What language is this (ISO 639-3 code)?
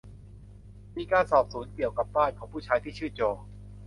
tha